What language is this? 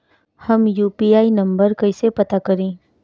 Bhojpuri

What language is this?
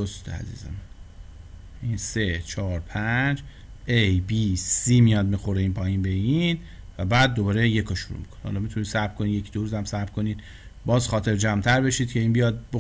Persian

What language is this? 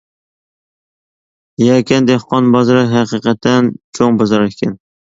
Uyghur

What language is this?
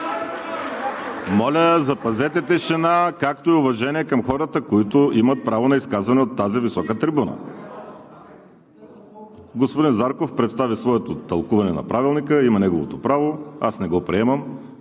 Bulgarian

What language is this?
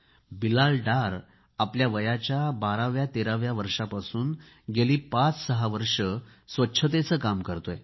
Marathi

